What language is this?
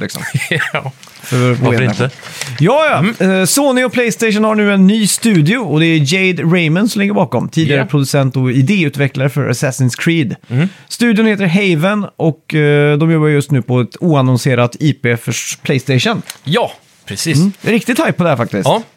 Swedish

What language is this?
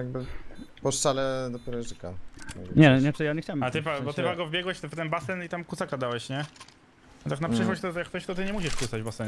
Polish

